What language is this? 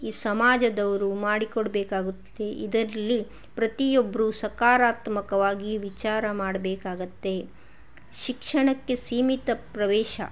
Kannada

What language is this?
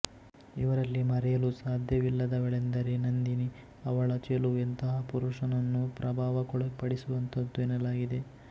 Kannada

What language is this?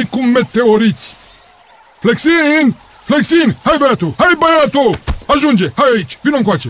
Romanian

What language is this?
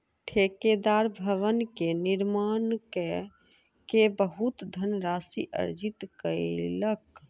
Maithili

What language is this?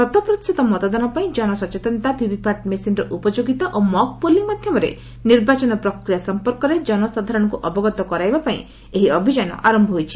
Odia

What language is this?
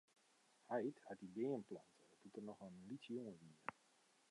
Western Frisian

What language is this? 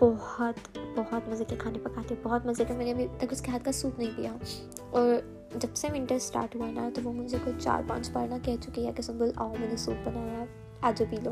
Urdu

